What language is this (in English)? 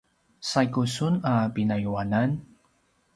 Paiwan